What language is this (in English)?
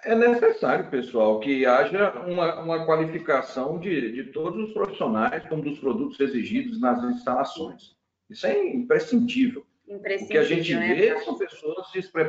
Portuguese